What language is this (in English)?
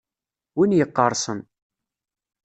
Kabyle